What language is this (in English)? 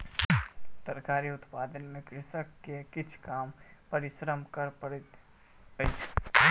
Maithili